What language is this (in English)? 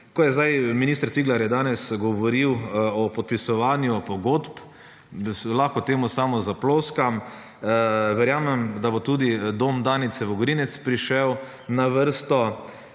Slovenian